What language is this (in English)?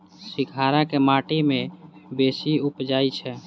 Maithili